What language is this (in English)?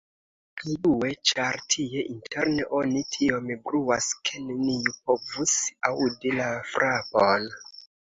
Esperanto